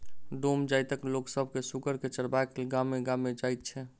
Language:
Maithili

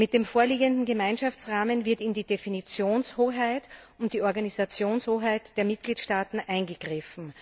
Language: German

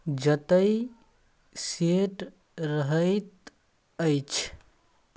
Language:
Maithili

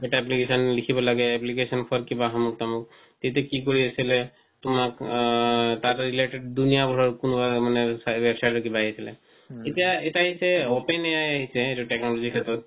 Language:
Assamese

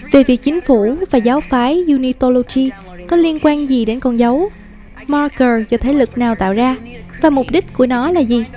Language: Vietnamese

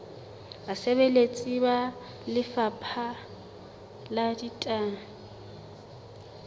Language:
Southern Sotho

